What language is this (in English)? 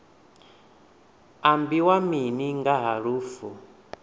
Venda